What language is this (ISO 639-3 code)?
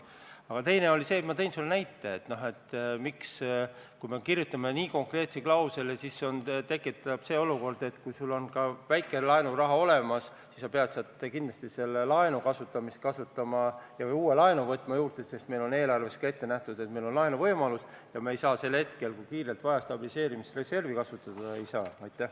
est